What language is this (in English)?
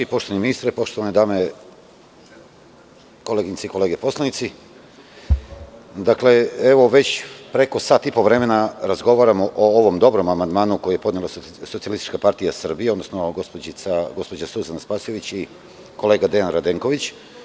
Serbian